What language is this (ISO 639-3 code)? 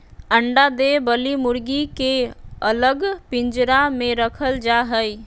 mag